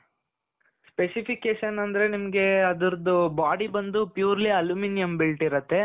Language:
Kannada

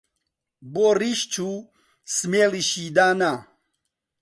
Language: Central Kurdish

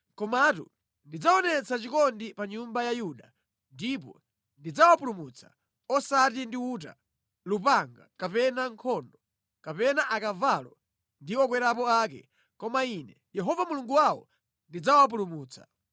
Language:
Nyanja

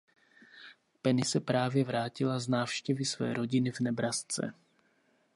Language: Czech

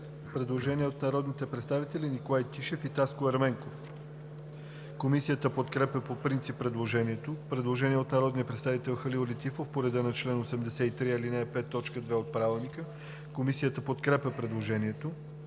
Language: Bulgarian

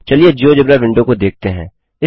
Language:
Hindi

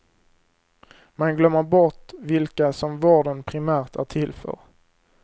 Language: Swedish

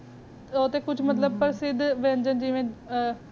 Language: Punjabi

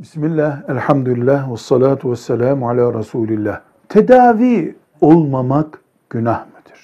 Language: Turkish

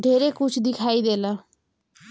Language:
Bhojpuri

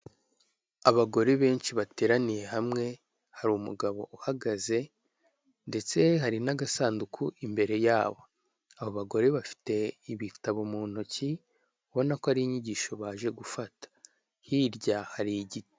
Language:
Kinyarwanda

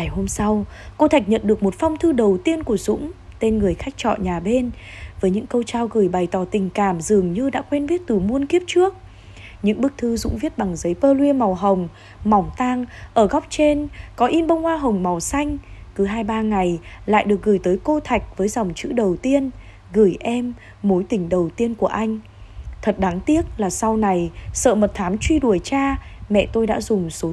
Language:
Vietnamese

